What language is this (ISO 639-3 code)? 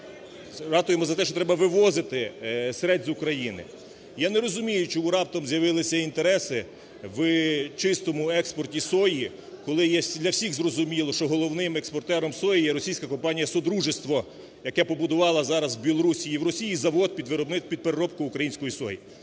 ukr